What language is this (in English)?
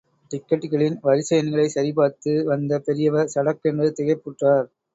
Tamil